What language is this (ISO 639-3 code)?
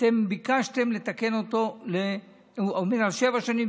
heb